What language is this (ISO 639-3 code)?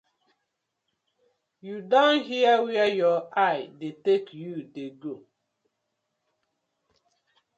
pcm